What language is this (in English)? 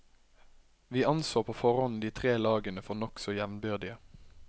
Norwegian